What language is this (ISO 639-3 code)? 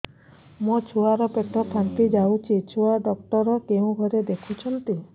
ori